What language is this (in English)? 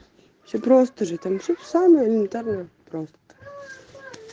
Russian